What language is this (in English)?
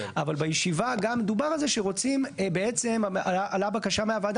Hebrew